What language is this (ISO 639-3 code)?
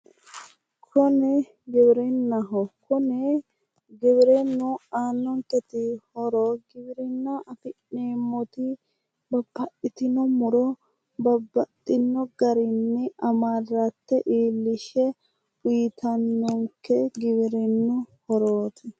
sid